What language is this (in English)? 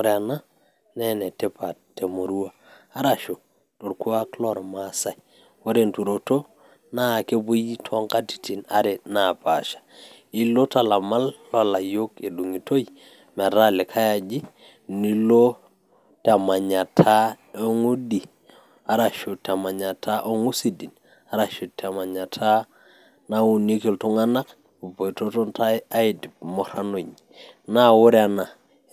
Masai